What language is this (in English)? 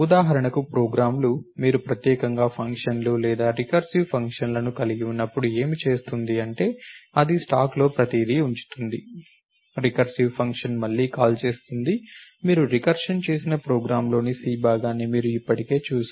Telugu